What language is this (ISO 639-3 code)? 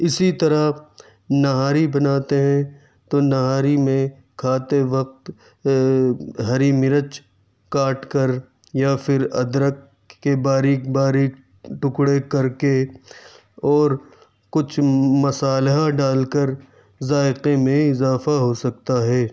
urd